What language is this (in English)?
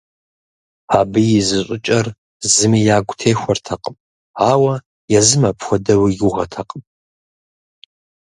Kabardian